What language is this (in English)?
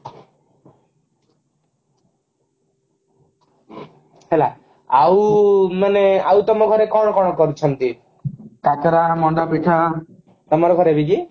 Odia